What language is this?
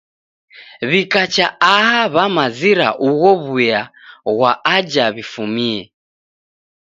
Taita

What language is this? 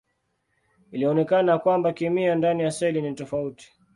Swahili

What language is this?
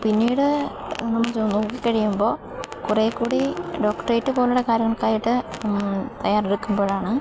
Malayalam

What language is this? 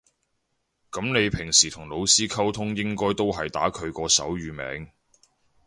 Cantonese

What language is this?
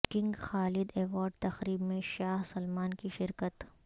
Urdu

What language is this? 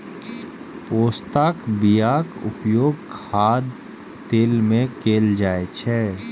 Maithili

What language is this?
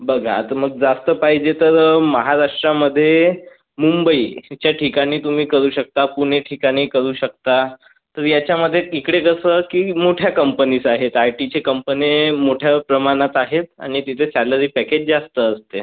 Marathi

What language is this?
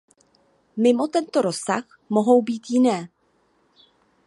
Czech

